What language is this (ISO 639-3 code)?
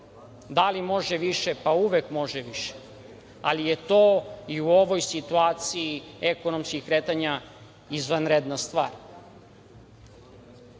srp